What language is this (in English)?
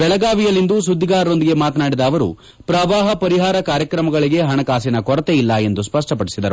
Kannada